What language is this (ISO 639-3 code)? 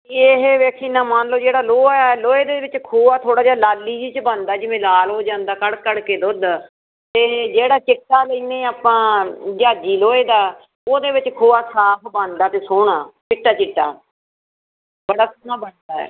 pan